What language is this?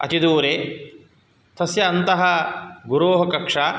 Sanskrit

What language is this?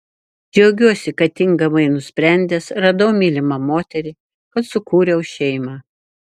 Lithuanian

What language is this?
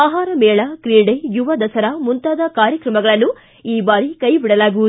Kannada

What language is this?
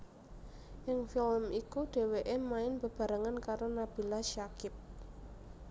Javanese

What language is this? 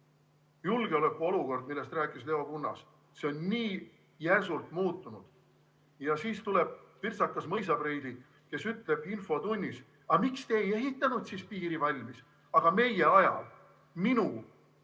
Estonian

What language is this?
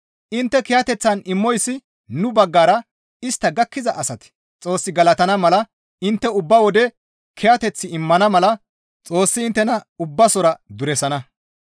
Gamo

